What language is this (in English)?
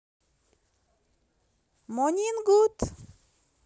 Russian